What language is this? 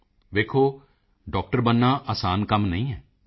Punjabi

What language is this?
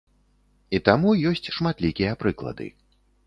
Belarusian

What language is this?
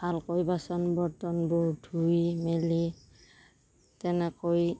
Assamese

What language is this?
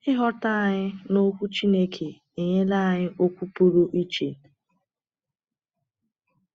Igbo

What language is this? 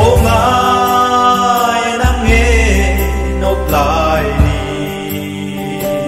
Thai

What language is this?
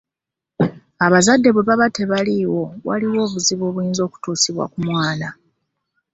Ganda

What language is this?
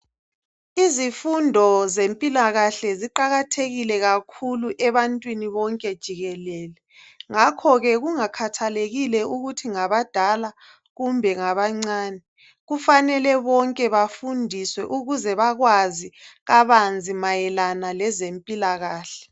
North Ndebele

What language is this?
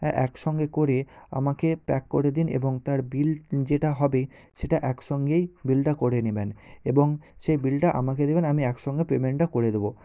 Bangla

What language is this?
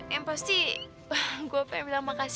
Indonesian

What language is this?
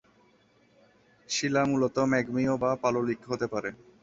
Bangla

